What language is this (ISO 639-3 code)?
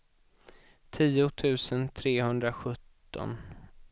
swe